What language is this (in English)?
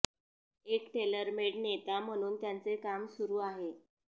Marathi